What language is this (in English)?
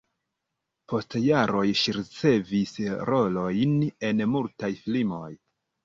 Esperanto